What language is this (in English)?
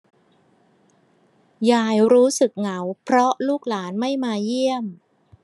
Thai